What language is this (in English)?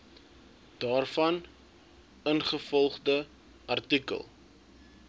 Afrikaans